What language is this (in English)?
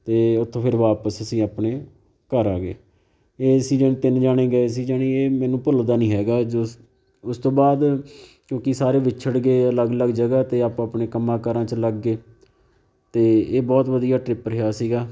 Punjabi